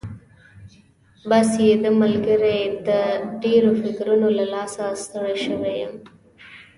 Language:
Pashto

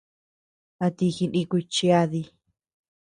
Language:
Tepeuxila Cuicatec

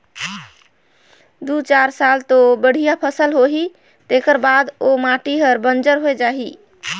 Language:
Chhattisgarhi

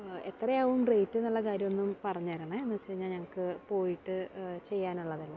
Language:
Malayalam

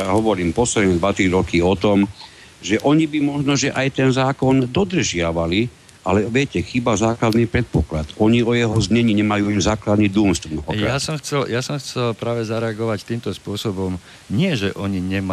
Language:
Slovak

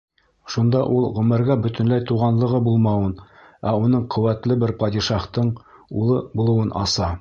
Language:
Bashkir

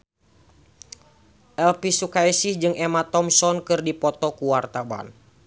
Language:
Sundanese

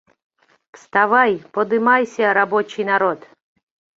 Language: Mari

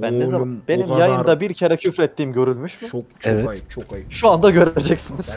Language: Turkish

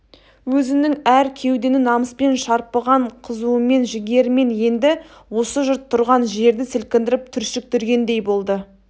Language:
Kazakh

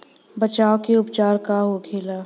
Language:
Bhojpuri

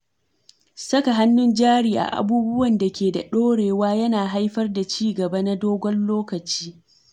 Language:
Hausa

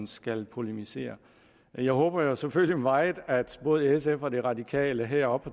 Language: Danish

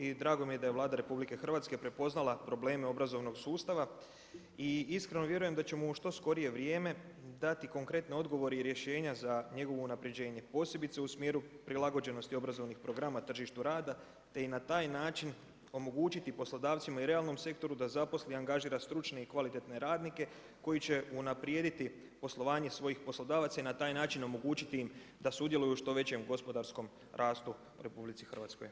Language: Croatian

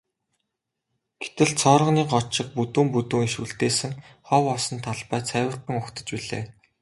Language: Mongolian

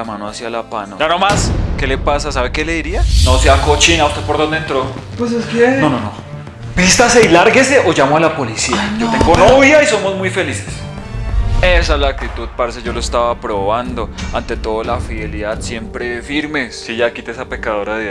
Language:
Spanish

